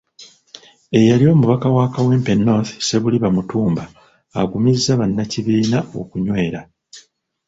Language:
Ganda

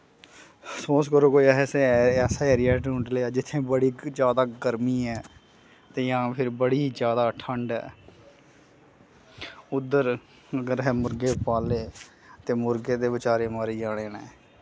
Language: Dogri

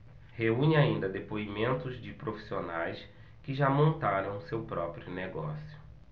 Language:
Portuguese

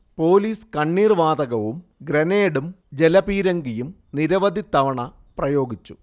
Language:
Malayalam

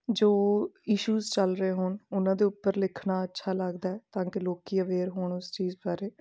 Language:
Punjabi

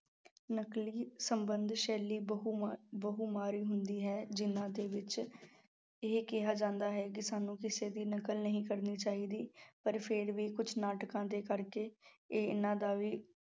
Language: Punjabi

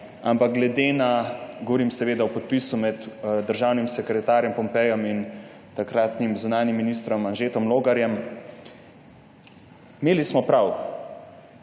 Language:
Slovenian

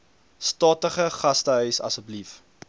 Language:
Afrikaans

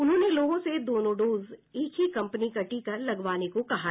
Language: Hindi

